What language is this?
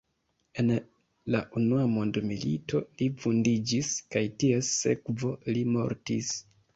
Esperanto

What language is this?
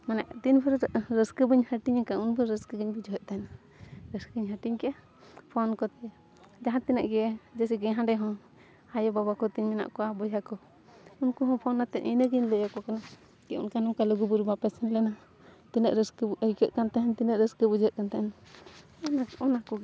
Santali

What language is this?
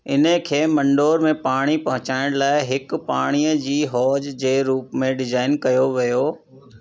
Sindhi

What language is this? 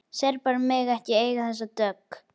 Icelandic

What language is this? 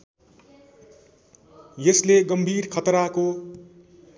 Nepali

